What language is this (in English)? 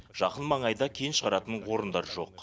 Kazakh